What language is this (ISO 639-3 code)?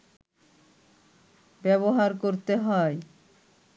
ben